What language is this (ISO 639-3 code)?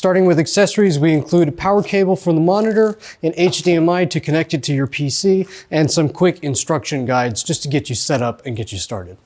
eng